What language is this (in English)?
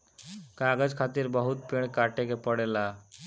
Bhojpuri